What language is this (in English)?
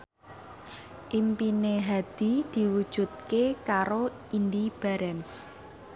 Javanese